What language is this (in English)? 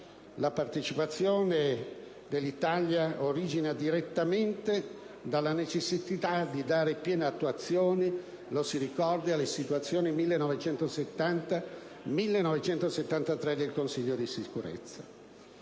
Italian